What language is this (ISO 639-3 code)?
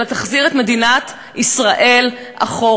heb